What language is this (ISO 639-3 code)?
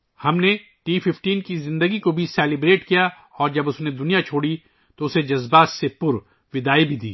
urd